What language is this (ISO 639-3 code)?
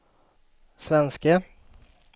swe